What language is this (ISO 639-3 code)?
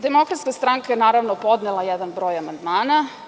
srp